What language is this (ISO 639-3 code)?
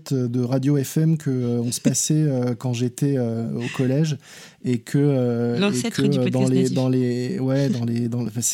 fra